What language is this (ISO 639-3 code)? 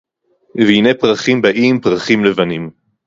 heb